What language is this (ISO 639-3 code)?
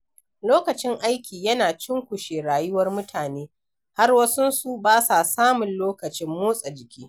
hau